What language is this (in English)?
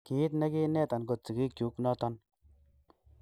Kalenjin